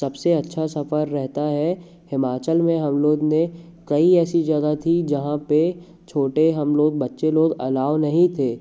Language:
Hindi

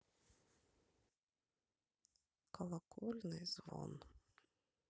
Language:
Russian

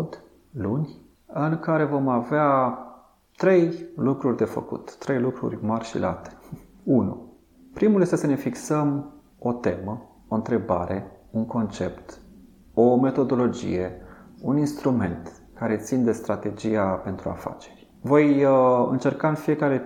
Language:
Romanian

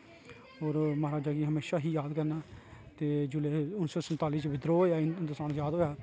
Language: Dogri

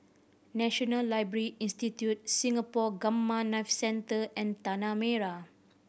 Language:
English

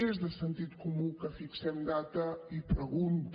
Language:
Catalan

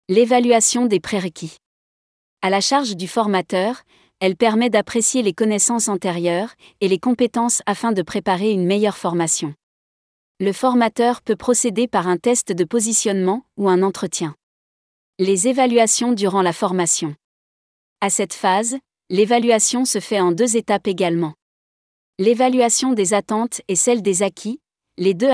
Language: French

